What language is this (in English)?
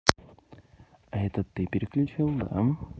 Russian